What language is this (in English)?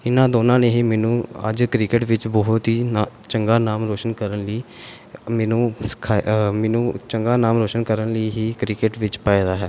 Punjabi